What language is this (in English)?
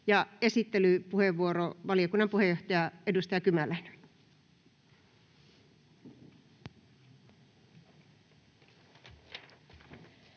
Finnish